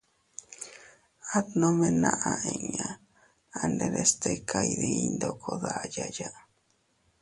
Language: Teutila Cuicatec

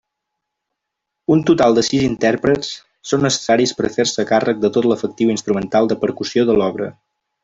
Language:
Catalan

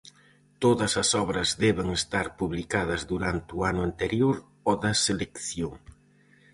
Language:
Galician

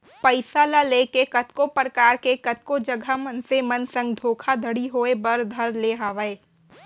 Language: Chhattisgarhi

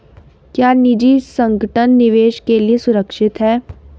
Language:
Hindi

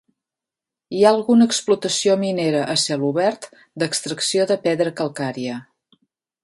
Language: Catalan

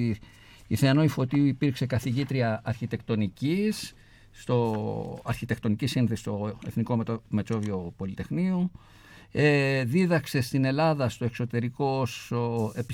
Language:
Greek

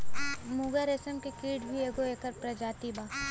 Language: Bhojpuri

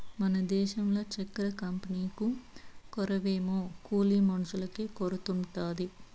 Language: Telugu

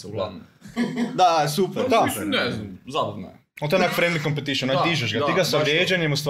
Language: Croatian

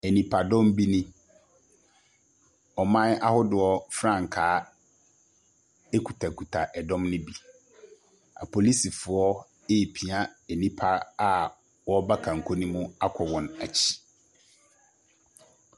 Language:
Akan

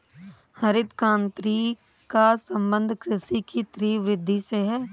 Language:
Hindi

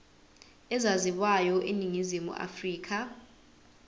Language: Zulu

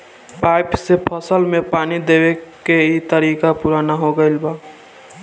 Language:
Bhojpuri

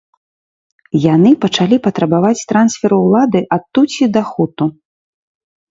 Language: Belarusian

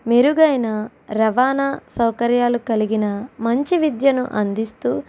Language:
Telugu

